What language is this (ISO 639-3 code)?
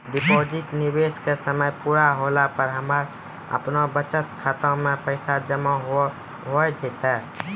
mai